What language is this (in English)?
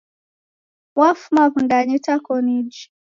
Taita